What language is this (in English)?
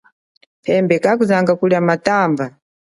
Chokwe